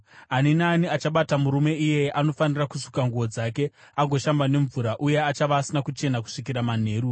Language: Shona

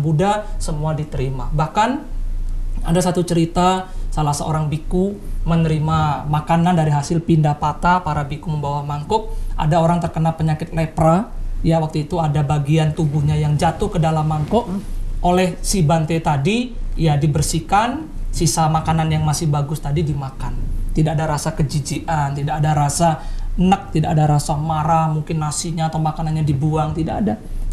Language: Indonesian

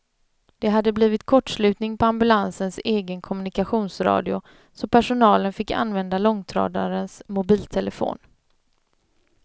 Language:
Swedish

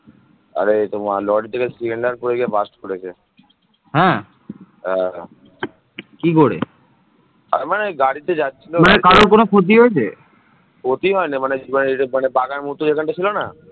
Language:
Bangla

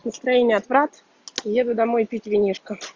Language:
Russian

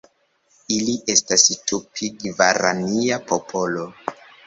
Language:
Esperanto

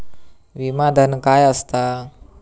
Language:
Marathi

